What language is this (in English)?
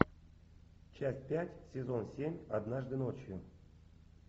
Russian